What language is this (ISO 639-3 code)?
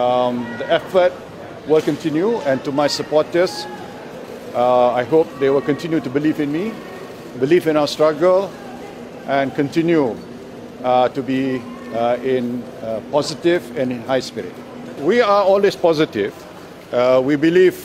tha